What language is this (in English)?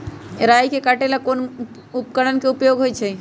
Magahi